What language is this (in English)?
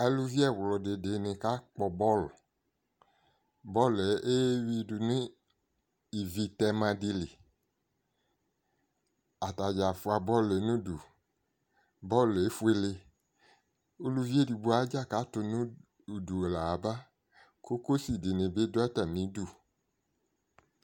Ikposo